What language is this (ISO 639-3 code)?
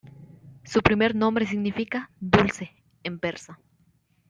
spa